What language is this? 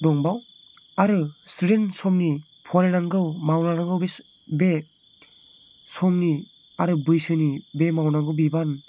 Bodo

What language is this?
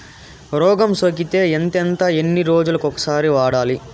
Telugu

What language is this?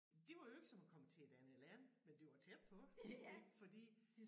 Danish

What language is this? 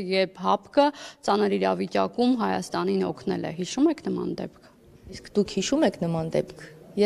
Romanian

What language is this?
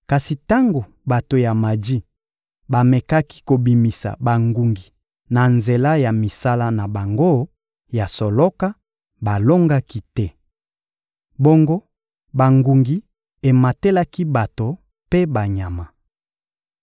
Lingala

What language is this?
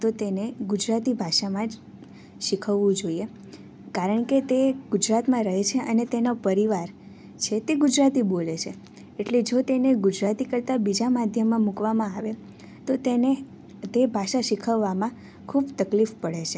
Gujarati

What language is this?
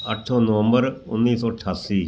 Punjabi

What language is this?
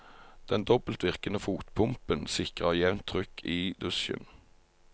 Norwegian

